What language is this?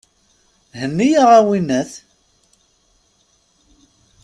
Kabyle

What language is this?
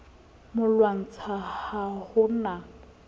Southern Sotho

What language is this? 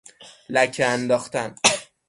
Persian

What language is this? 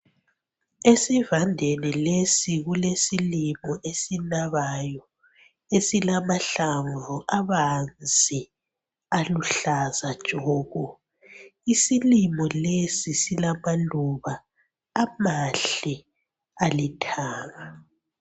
North Ndebele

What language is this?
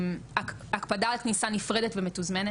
Hebrew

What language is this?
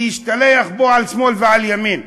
Hebrew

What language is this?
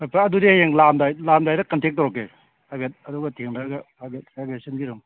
Manipuri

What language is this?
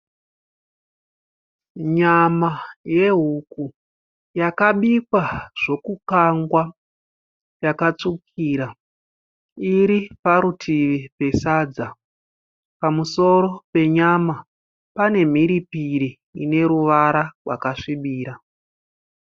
Shona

